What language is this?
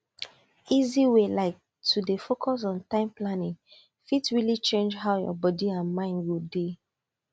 Nigerian Pidgin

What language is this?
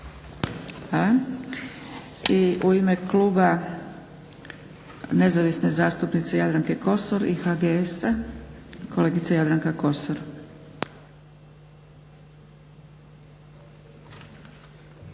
Croatian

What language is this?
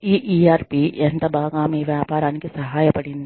Telugu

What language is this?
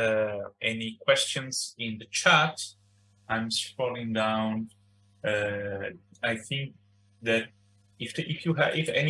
English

